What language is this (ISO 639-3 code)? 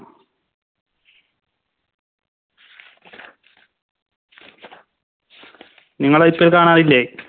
mal